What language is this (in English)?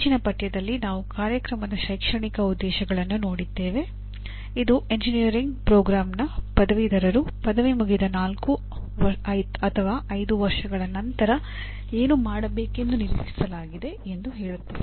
Kannada